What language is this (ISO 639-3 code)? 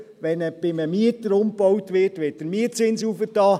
gsw